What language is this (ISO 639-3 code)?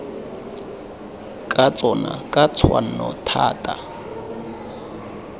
tsn